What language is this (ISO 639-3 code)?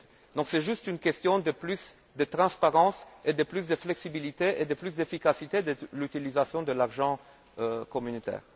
fra